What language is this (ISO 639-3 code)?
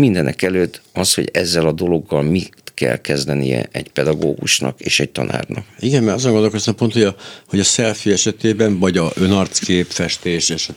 hun